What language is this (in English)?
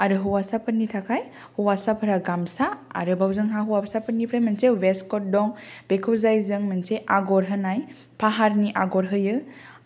Bodo